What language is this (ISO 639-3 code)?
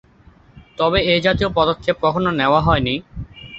ben